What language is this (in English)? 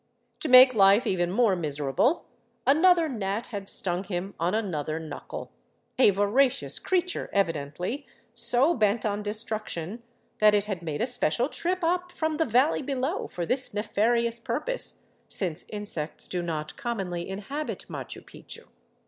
English